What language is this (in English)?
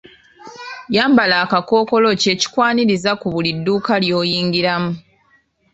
Ganda